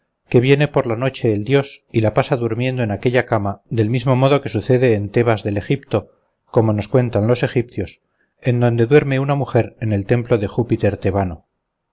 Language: Spanish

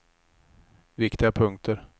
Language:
Swedish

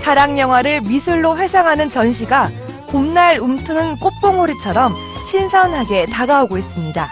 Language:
Korean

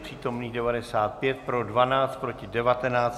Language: Czech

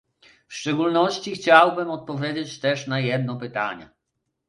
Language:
Polish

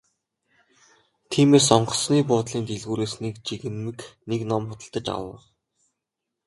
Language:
Mongolian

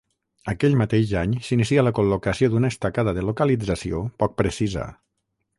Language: Catalan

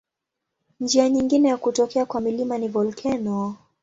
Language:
Swahili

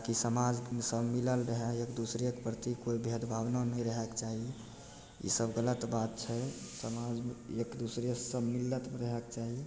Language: Maithili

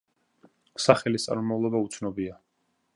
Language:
Georgian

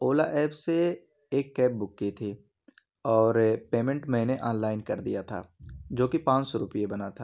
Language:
Urdu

